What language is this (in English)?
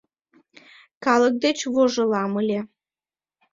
Mari